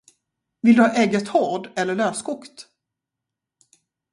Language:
Swedish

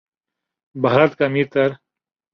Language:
Urdu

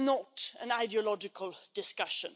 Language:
English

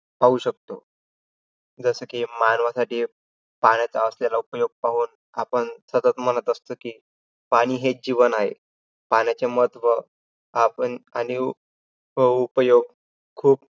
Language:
Marathi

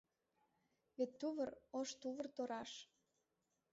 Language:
Mari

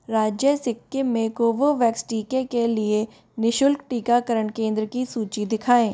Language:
Hindi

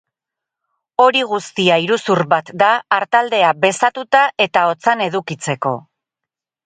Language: Basque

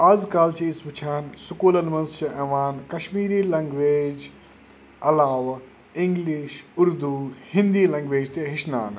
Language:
Kashmiri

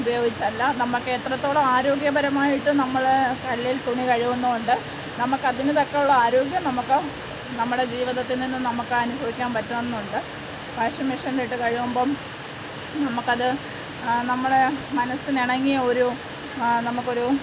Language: Malayalam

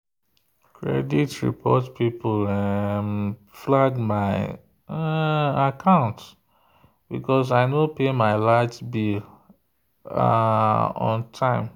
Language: Nigerian Pidgin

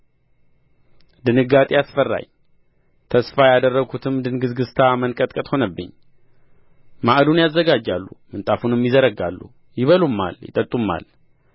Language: Amharic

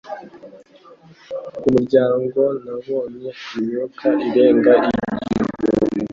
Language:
Kinyarwanda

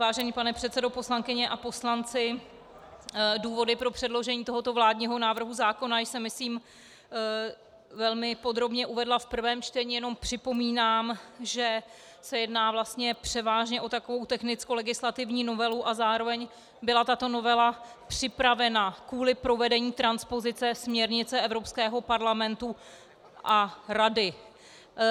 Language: Czech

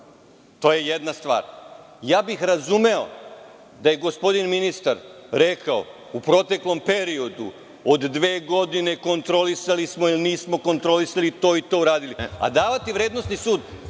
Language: Serbian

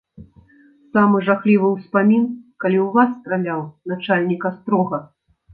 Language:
Belarusian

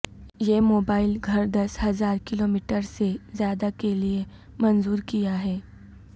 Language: Urdu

